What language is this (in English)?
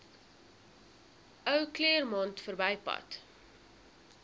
Afrikaans